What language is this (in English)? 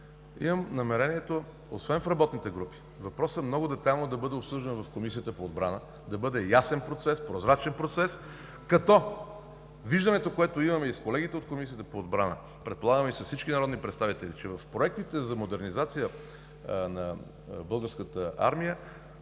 Bulgarian